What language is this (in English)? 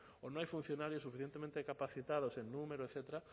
Spanish